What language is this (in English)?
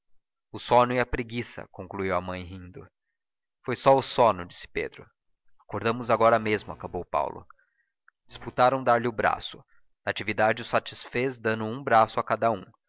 Portuguese